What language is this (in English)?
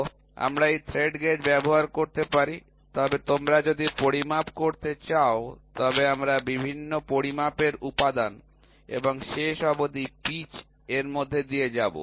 Bangla